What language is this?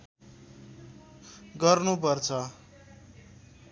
Nepali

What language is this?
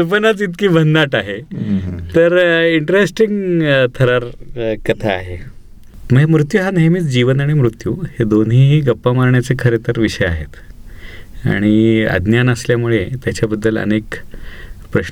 Marathi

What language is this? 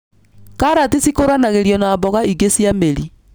Kikuyu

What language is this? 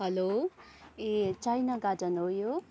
Nepali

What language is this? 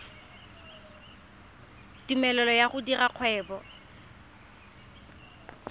Tswana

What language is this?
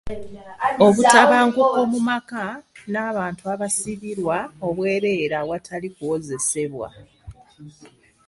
Ganda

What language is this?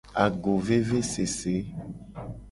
Gen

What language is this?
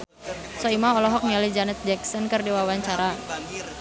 Sundanese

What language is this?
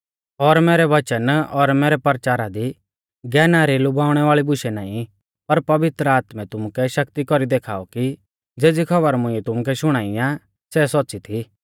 Mahasu Pahari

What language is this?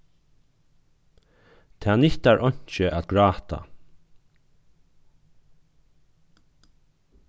Faroese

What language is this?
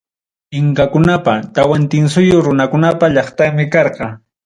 Ayacucho Quechua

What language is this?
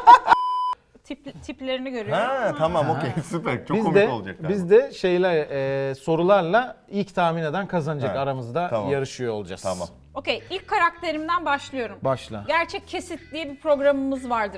Turkish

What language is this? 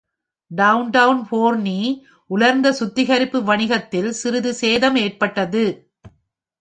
Tamil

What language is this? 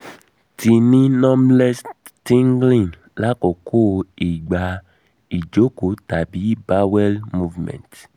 Yoruba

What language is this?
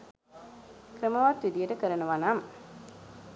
Sinhala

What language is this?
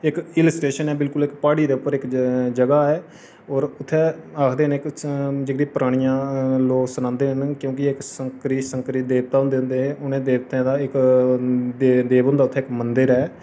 Dogri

